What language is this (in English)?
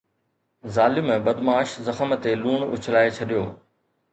Sindhi